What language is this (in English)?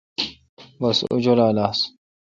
Kalkoti